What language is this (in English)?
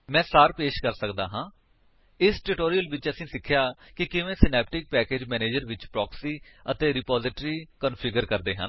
Punjabi